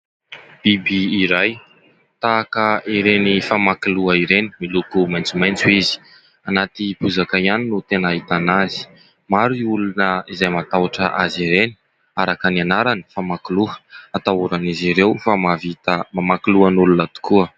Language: Malagasy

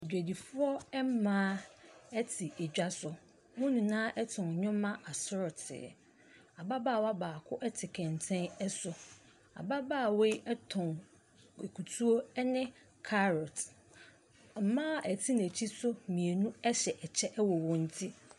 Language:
Akan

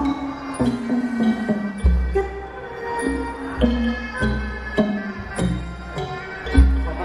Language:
Vietnamese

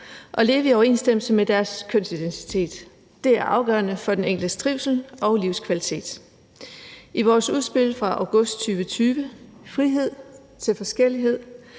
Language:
Danish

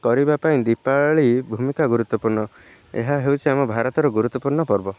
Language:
Odia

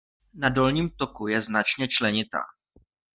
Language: Czech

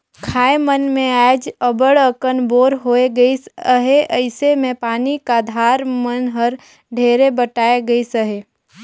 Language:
Chhattisgarhi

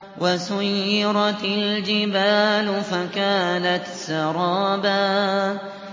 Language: Arabic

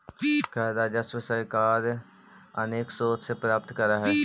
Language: Magahi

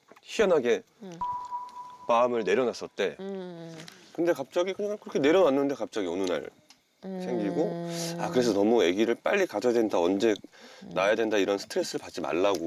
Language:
Korean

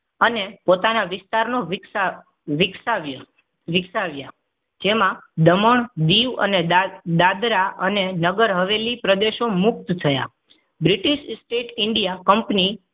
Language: Gujarati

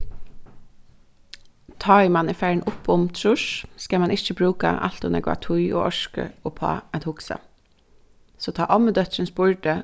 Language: Faroese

